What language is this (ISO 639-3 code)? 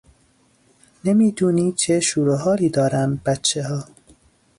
fas